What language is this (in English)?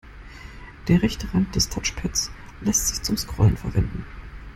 German